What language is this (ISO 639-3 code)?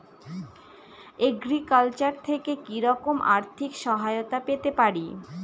ben